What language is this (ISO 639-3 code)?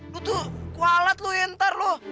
ind